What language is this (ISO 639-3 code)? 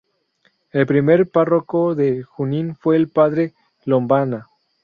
spa